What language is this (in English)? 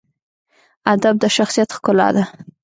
Pashto